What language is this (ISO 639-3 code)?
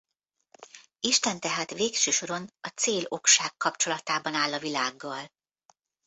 hun